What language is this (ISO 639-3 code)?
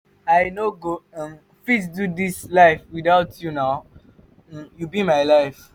pcm